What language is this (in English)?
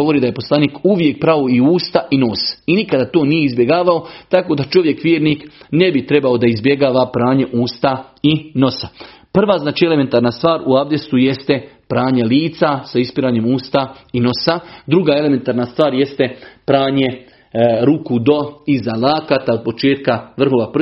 Croatian